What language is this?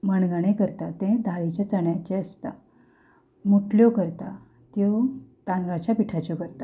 Konkani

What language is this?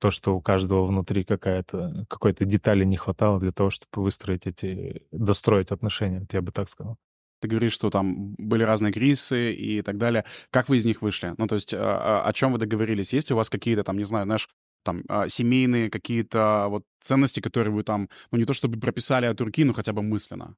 Russian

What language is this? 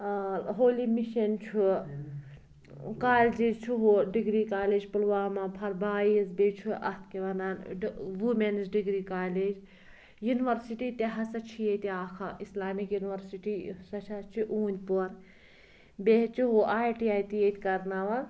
Kashmiri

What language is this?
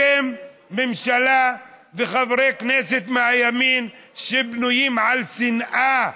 Hebrew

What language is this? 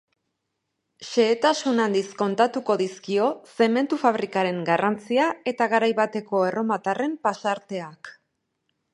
Basque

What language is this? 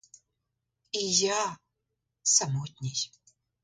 Ukrainian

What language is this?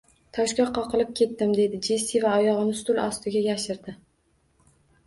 Uzbek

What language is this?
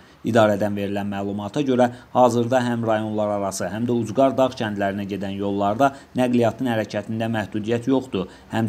Turkish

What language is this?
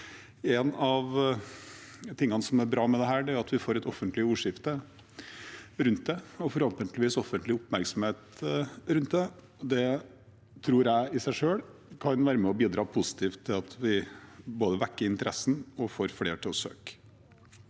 Norwegian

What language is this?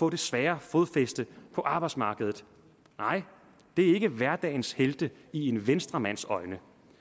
Danish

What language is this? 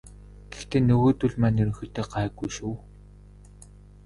Mongolian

